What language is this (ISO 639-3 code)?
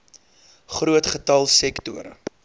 afr